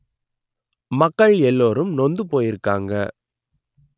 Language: Tamil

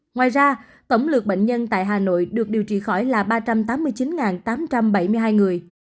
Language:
Vietnamese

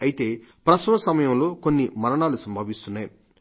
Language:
Telugu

